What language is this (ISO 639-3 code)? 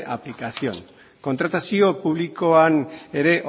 eus